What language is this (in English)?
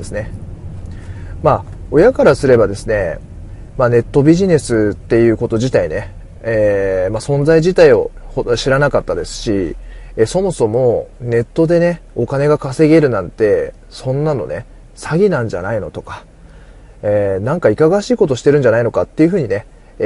Japanese